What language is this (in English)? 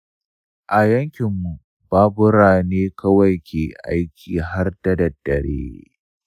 Hausa